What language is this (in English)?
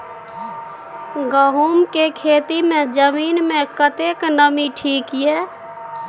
Maithili